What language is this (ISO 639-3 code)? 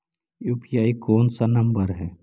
mag